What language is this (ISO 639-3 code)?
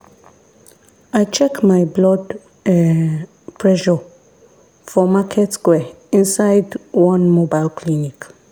pcm